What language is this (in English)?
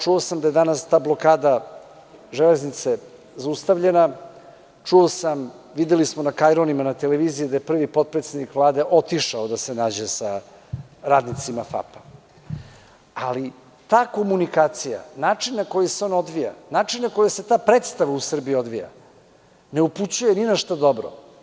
Serbian